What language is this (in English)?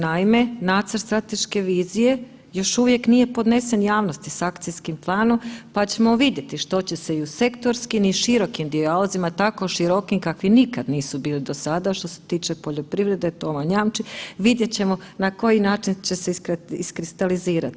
Croatian